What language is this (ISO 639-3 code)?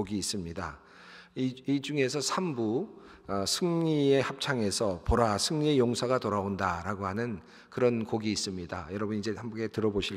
kor